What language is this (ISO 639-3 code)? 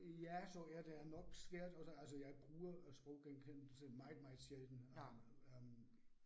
dan